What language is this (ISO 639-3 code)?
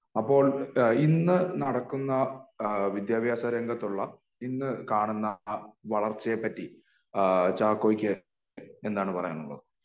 mal